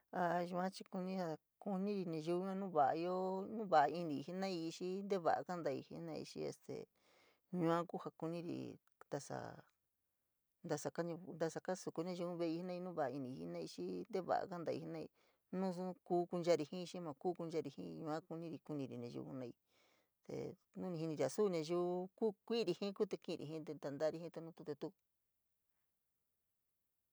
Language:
San Miguel El Grande Mixtec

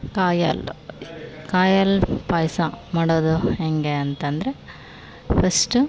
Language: Kannada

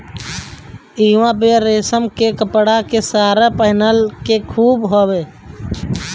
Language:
Bhojpuri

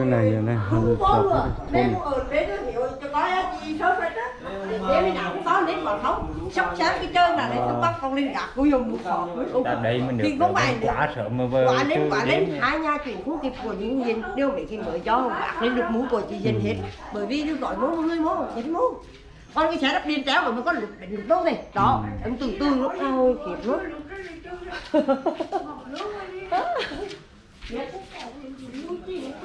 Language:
Vietnamese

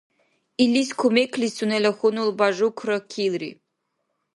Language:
Dargwa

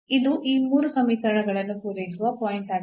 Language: Kannada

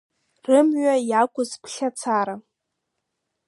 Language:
Abkhazian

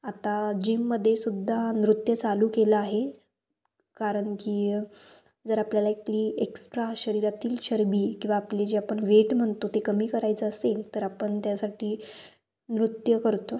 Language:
Marathi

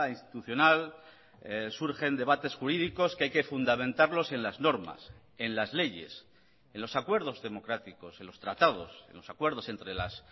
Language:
Spanish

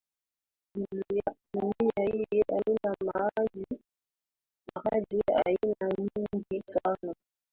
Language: Swahili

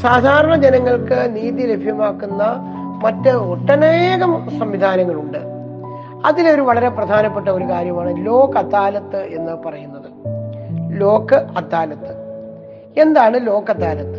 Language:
Malayalam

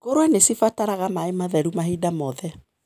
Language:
Kikuyu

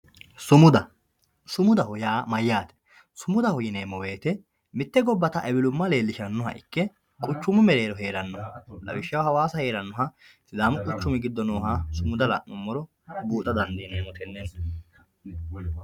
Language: Sidamo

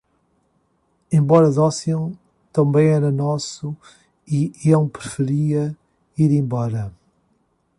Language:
Portuguese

